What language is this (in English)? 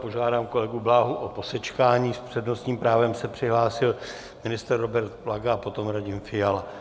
Czech